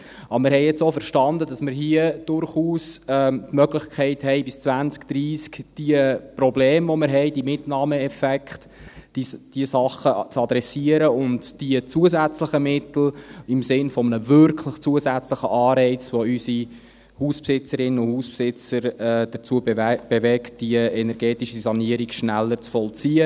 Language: Swiss German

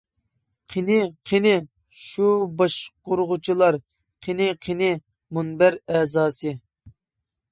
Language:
Uyghur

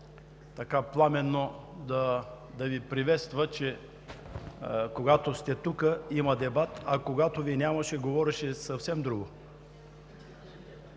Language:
Bulgarian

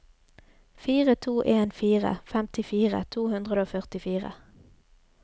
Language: Norwegian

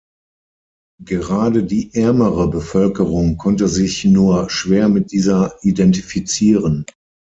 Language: German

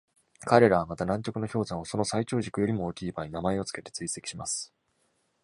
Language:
Japanese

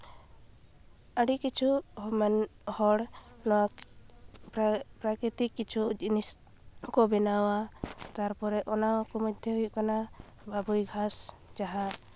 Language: Santali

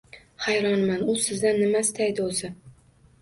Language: Uzbek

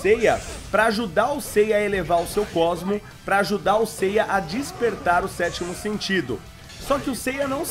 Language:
Portuguese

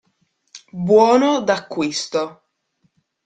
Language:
Italian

